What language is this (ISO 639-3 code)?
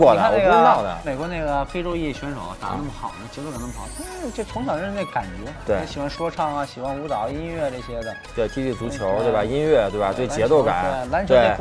zho